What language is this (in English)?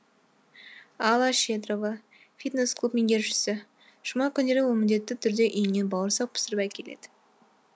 Kazakh